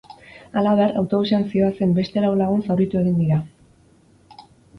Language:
Basque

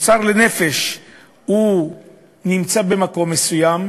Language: Hebrew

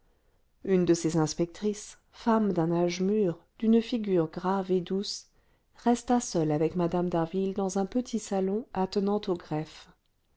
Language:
French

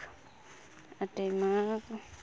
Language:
Santali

